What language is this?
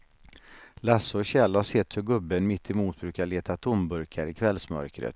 Swedish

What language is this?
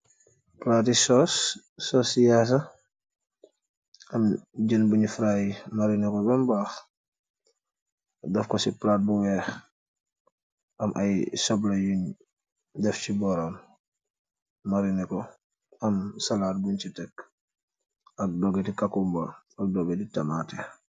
Wolof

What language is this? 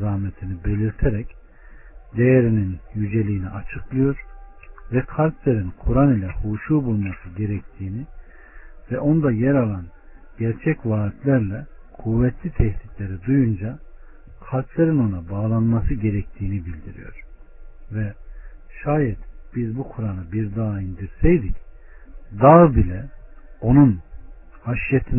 Turkish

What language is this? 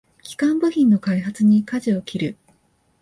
Japanese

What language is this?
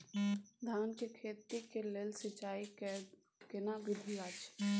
Maithili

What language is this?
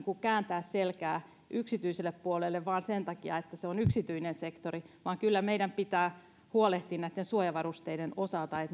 Finnish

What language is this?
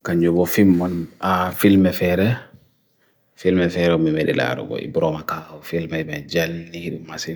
Bagirmi Fulfulde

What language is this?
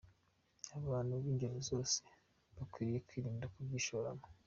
Kinyarwanda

